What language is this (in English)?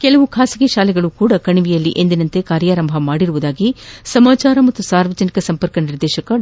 Kannada